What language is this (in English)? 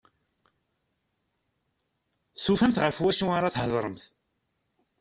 Kabyle